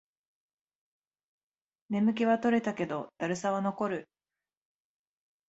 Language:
Japanese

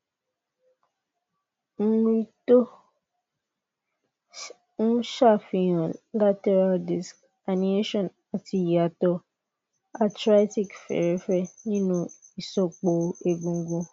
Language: Yoruba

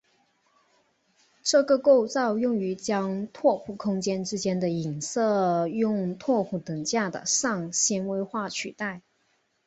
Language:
Chinese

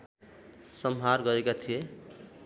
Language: Nepali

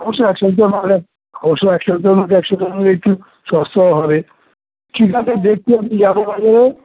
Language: Bangla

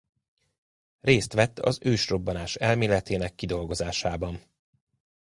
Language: Hungarian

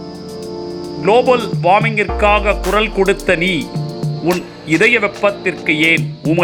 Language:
Tamil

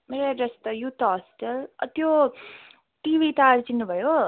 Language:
Nepali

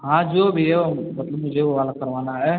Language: Hindi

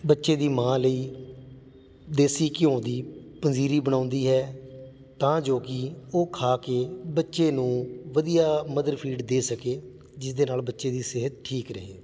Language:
Punjabi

